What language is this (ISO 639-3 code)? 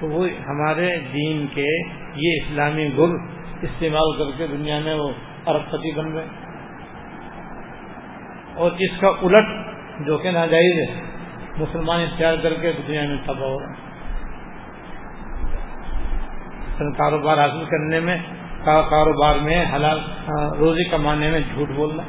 urd